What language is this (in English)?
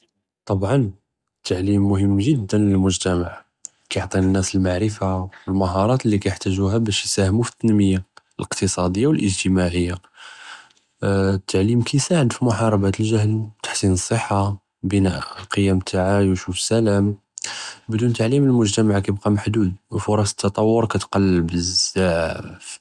Judeo-Arabic